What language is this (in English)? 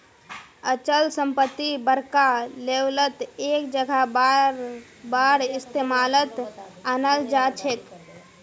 Magahi